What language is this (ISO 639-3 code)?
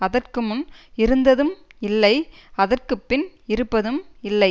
tam